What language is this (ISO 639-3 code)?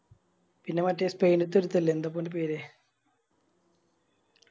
mal